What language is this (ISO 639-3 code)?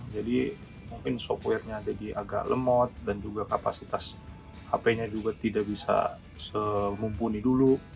ind